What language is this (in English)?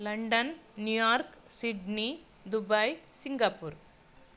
Sanskrit